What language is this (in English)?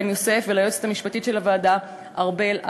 Hebrew